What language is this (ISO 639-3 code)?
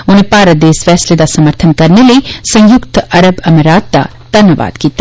doi